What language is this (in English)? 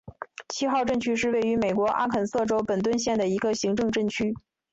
Chinese